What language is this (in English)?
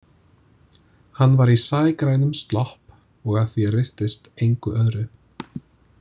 Icelandic